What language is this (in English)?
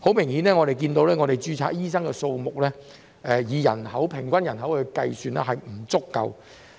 Cantonese